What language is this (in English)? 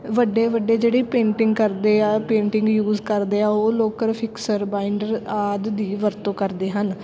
Punjabi